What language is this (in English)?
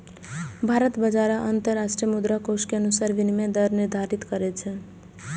Maithili